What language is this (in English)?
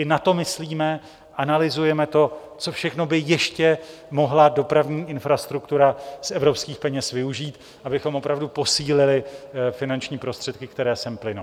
Czech